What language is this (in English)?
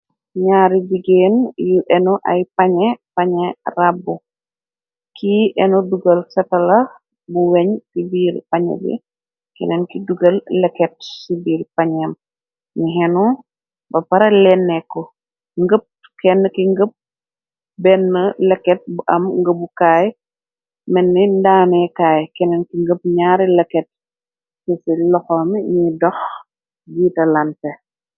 Wolof